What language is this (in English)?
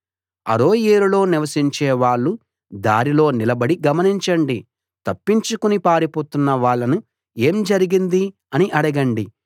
Telugu